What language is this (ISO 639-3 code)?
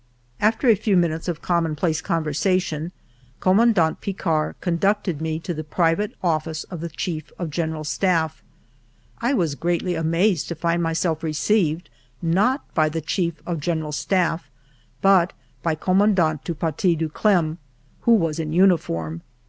eng